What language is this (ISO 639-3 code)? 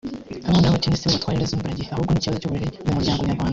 kin